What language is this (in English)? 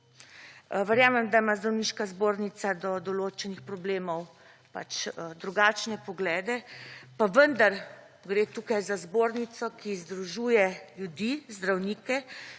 Slovenian